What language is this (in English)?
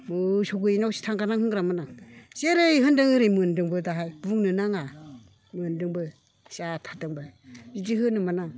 Bodo